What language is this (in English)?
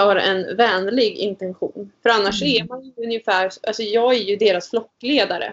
Swedish